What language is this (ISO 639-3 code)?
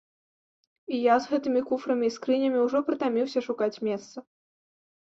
bel